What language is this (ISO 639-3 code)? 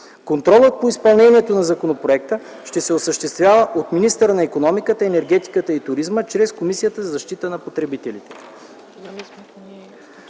bul